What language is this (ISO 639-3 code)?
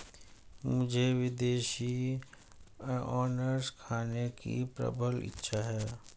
hin